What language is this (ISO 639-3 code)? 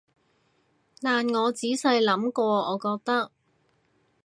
yue